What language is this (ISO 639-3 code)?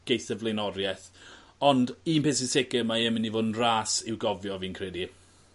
cym